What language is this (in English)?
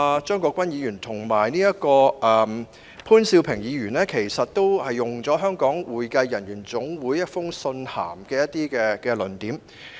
Cantonese